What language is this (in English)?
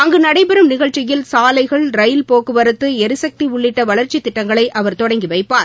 Tamil